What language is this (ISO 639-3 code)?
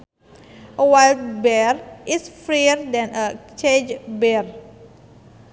sun